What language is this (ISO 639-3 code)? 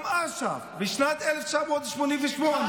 heb